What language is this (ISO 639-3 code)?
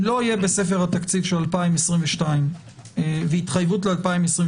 heb